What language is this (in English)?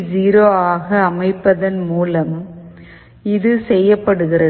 Tamil